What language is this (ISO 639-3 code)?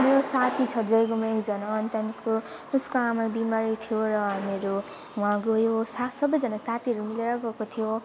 nep